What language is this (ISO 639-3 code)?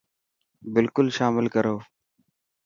mki